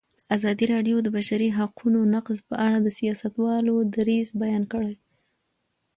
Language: Pashto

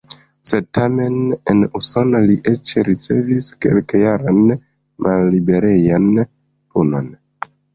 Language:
Esperanto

